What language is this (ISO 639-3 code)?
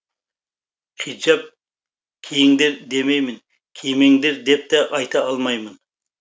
kaz